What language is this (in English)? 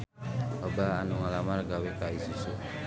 Sundanese